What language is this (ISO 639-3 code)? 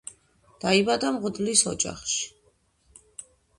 kat